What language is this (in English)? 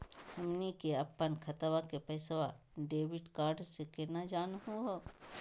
Magahi